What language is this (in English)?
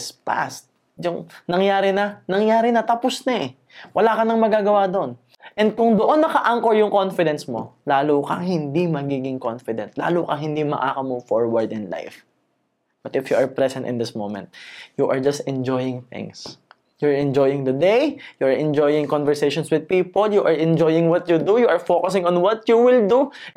Filipino